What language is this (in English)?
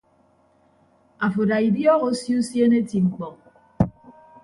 Ibibio